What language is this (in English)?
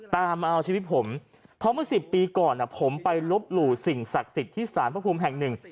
Thai